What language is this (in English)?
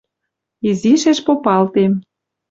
Western Mari